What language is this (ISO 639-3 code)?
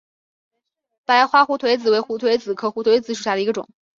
zho